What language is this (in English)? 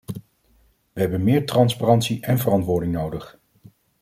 Dutch